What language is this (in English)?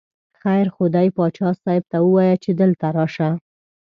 Pashto